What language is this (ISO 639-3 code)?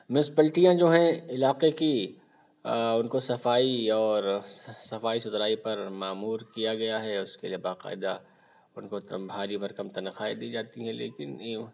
urd